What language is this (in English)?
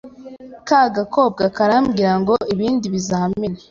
Kinyarwanda